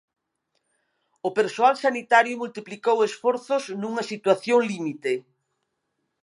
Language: Galician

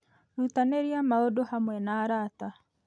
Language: Kikuyu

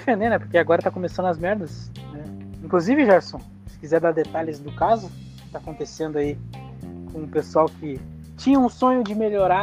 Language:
Portuguese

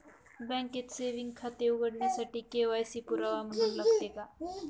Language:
Marathi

